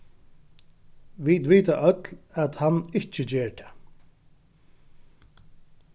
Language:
Faroese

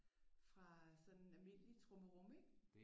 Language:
Danish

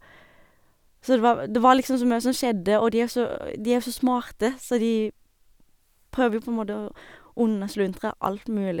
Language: Norwegian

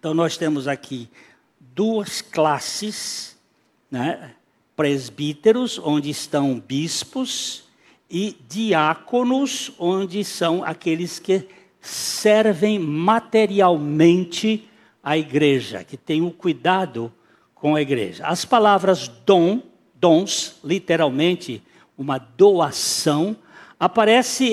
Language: Portuguese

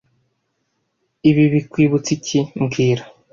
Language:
Kinyarwanda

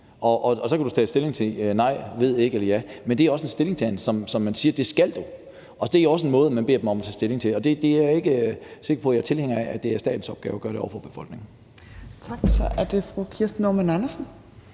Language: Danish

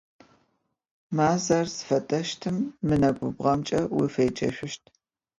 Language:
Adyghe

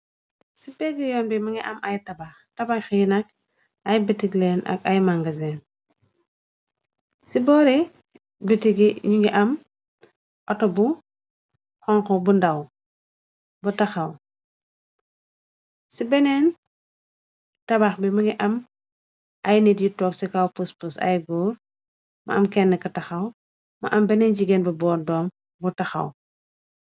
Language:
Wolof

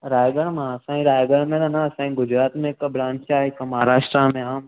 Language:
Sindhi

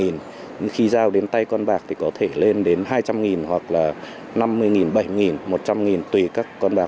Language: Vietnamese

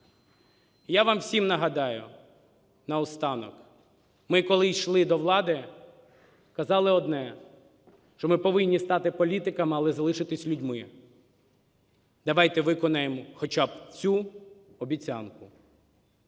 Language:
Ukrainian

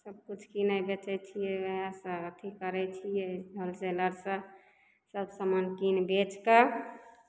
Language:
Maithili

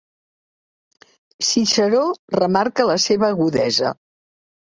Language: Catalan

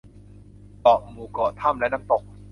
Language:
Thai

